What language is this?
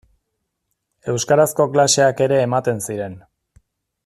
Basque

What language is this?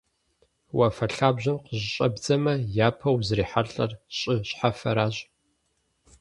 Kabardian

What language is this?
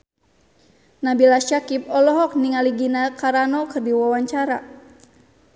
Sundanese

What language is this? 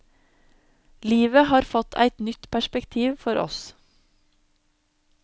Norwegian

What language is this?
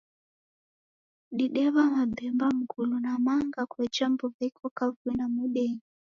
Taita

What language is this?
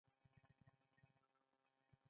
Pashto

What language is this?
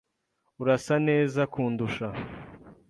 Kinyarwanda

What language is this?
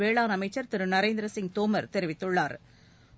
Tamil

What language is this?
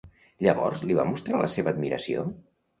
Catalan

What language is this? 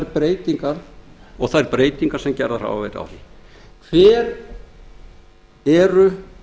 Icelandic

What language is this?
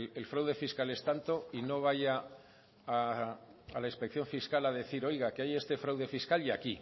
Spanish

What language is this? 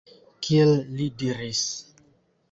Esperanto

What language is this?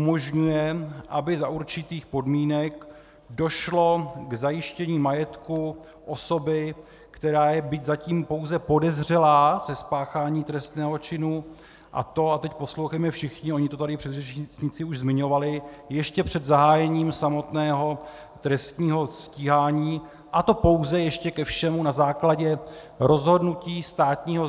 Czech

